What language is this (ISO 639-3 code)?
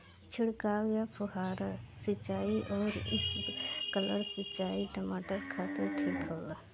bho